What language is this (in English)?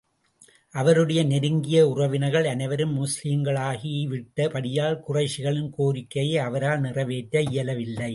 Tamil